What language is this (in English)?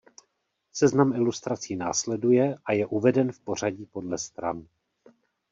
Czech